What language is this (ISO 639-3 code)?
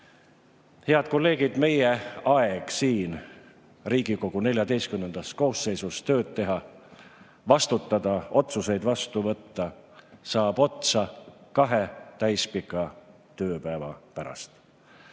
est